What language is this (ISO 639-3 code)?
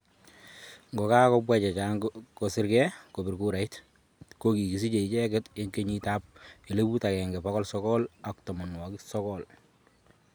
kln